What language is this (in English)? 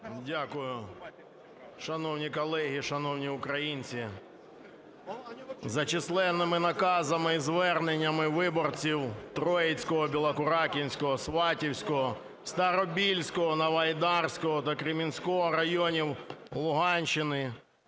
Ukrainian